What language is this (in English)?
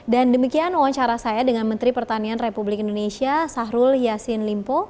Indonesian